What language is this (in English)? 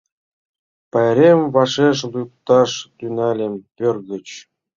Mari